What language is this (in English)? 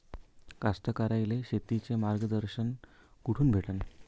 Marathi